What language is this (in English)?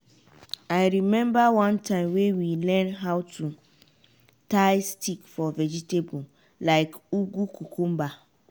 Nigerian Pidgin